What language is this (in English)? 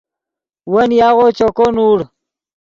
Yidgha